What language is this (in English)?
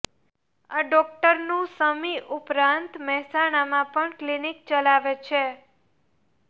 Gujarati